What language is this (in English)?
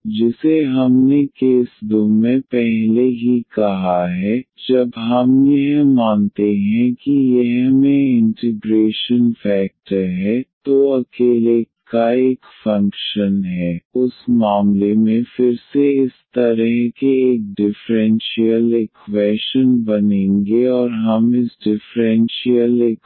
Hindi